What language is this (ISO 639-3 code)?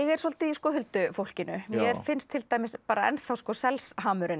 isl